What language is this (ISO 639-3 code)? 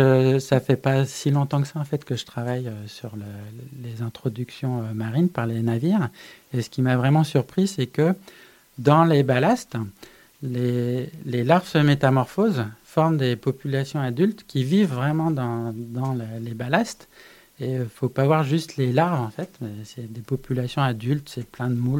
fra